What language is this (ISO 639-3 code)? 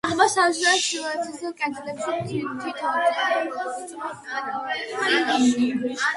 kat